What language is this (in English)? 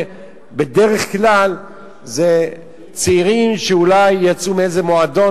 Hebrew